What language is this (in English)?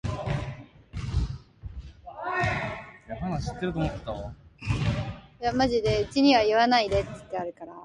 Japanese